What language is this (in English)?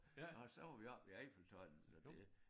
Danish